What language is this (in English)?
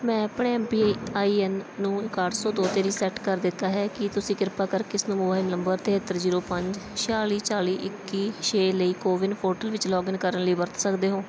Punjabi